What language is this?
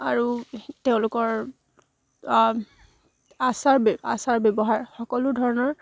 Assamese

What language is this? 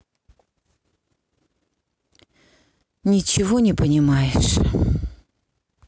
Russian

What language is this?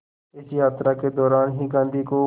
Hindi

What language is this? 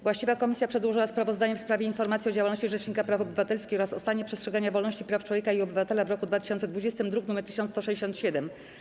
Polish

